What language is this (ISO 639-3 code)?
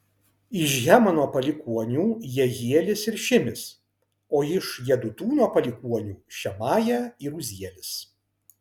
lit